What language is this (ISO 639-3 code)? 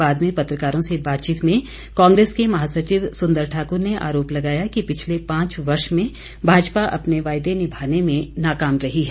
hin